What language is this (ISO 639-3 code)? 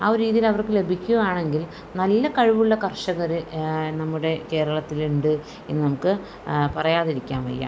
mal